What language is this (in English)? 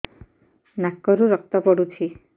Odia